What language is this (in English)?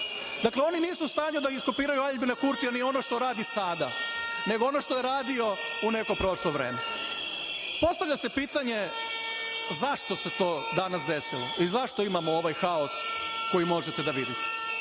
Serbian